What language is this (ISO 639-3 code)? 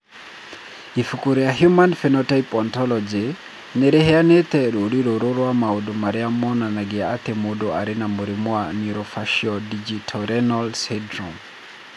kik